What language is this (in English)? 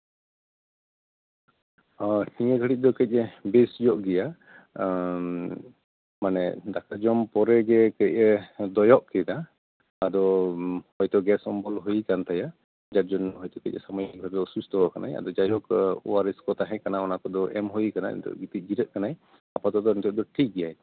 Santali